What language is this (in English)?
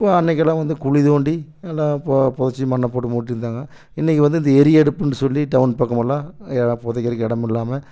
Tamil